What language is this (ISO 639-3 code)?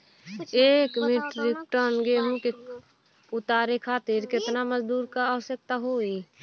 bho